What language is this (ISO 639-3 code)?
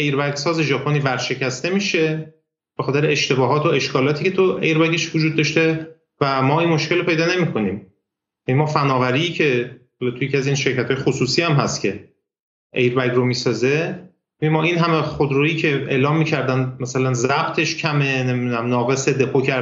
fas